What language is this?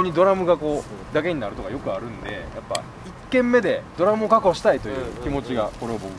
Japanese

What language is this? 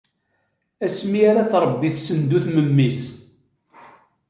Kabyle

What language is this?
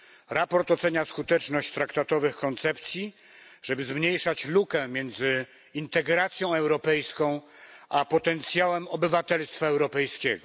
Polish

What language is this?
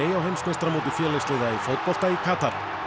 Icelandic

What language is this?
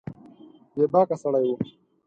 Pashto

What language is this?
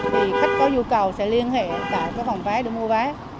Vietnamese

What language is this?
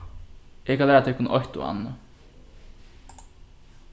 Faroese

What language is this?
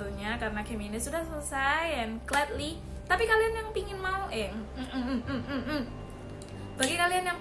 Indonesian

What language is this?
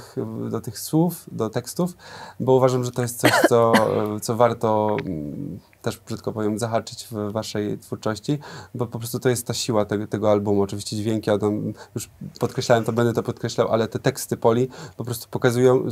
Polish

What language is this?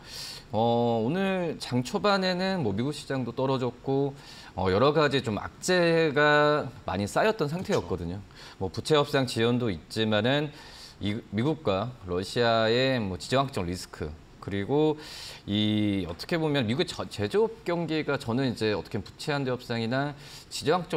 Korean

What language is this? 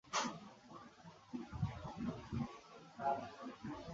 Bangla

